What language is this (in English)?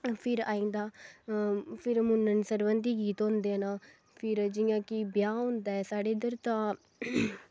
Dogri